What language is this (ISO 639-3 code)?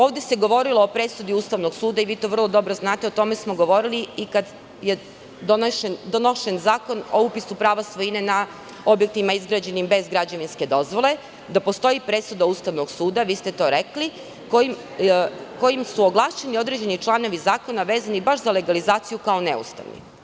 srp